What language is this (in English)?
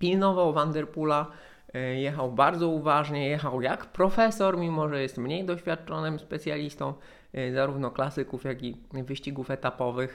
Polish